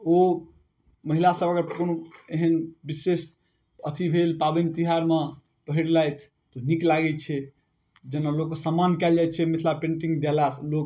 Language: Maithili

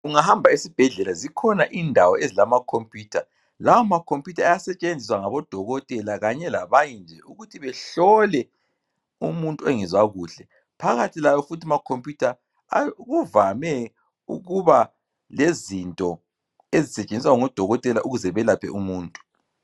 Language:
North Ndebele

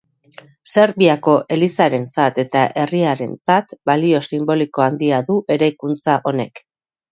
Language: Basque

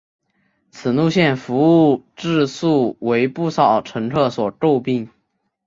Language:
Chinese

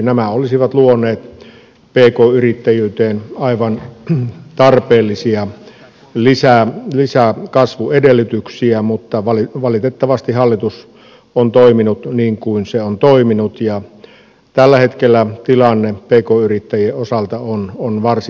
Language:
Finnish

